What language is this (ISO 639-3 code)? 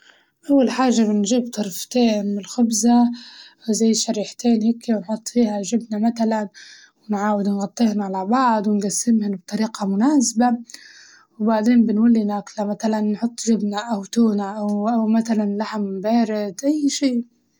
ayl